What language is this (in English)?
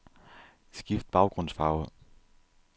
Danish